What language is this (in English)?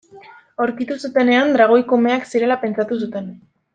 Basque